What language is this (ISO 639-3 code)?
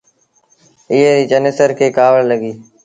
sbn